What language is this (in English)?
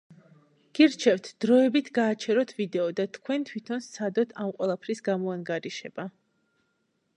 Georgian